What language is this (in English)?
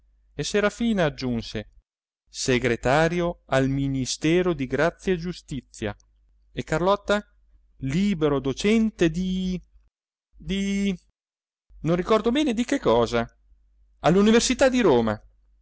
Italian